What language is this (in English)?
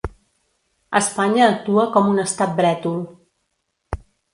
Catalan